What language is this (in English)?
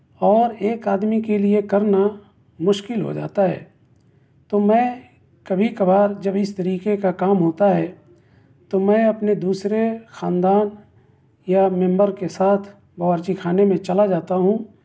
Urdu